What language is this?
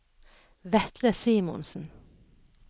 Norwegian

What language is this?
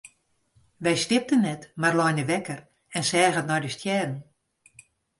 Western Frisian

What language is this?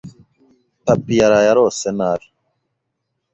Kinyarwanda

